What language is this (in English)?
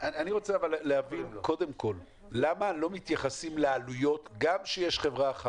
Hebrew